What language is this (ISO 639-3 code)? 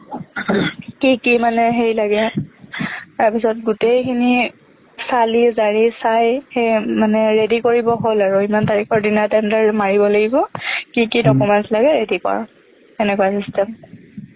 asm